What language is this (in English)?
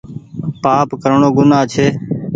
Goaria